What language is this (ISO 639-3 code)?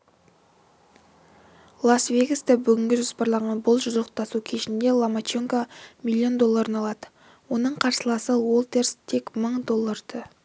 kaz